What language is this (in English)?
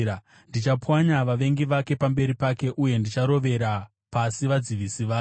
Shona